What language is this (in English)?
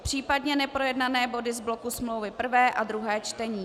Czech